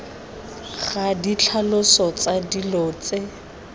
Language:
Tswana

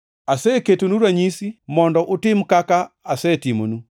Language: Luo (Kenya and Tanzania)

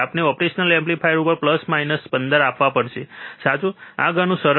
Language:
Gujarati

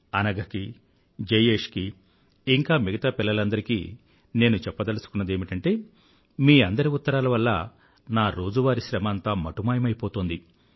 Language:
Telugu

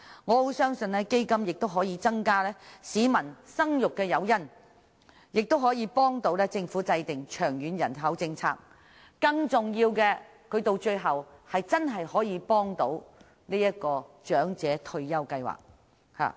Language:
Cantonese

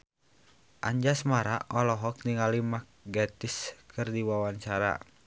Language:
Sundanese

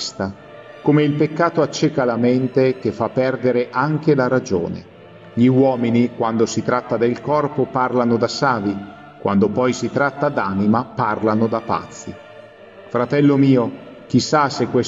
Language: Italian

